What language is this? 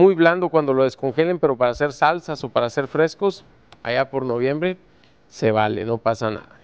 Spanish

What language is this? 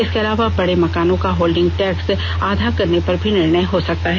Hindi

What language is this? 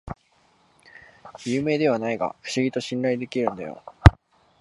Japanese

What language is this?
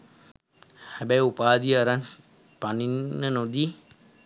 Sinhala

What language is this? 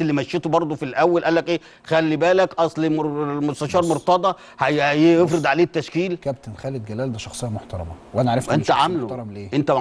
Arabic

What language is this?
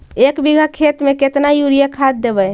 Magahi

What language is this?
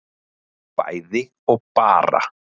Icelandic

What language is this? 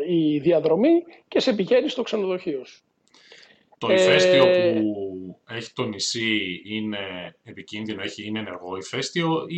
Greek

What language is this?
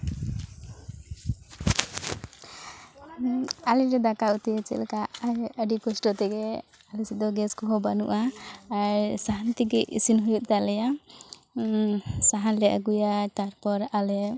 Santali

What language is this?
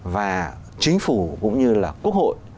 Vietnamese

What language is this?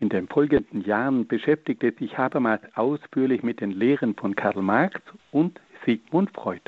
German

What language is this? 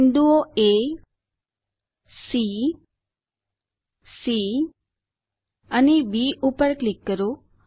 Gujarati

